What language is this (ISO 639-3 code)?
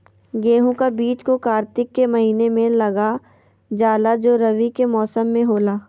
mag